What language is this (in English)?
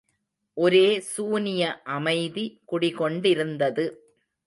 Tamil